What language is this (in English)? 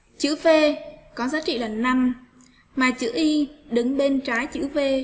Vietnamese